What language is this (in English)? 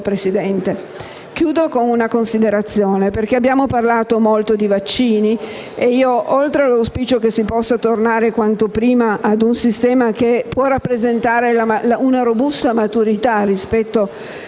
Italian